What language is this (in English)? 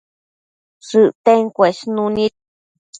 Matsés